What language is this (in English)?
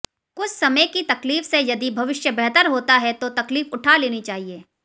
Hindi